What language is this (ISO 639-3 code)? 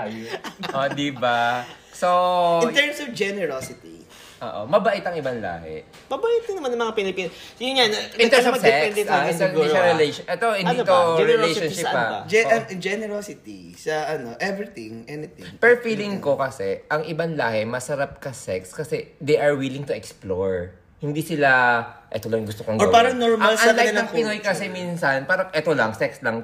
fil